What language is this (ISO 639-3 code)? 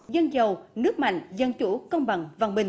vie